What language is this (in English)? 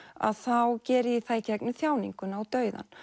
Icelandic